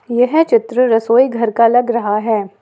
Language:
Hindi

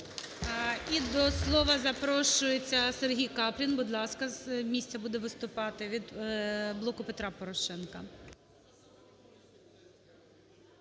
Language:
Ukrainian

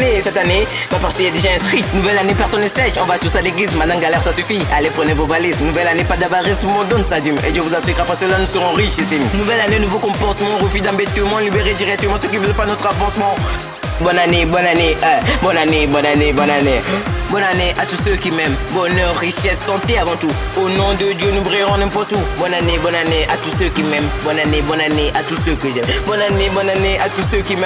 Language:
French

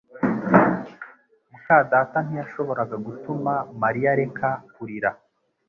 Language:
Kinyarwanda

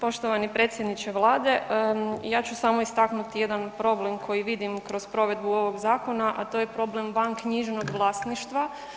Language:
Croatian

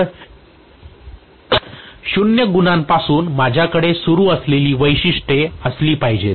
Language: Marathi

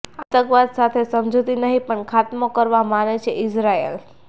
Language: Gujarati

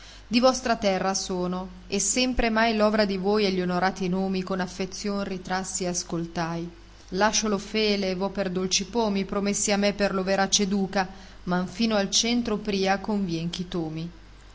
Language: Italian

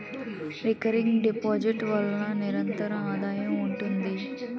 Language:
Telugu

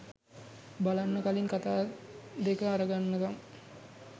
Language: Sinhala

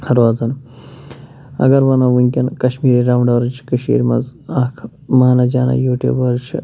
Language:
Kashmiri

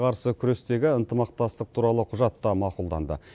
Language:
Kazakh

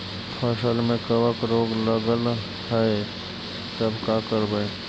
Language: Magahi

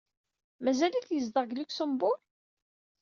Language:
Kabyle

